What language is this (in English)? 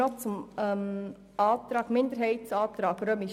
Swiss German